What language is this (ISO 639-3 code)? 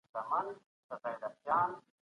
pus